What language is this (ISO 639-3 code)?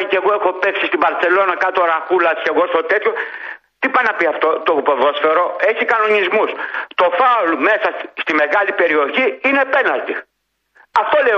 ell